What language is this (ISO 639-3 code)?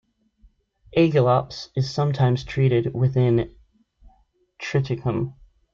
eng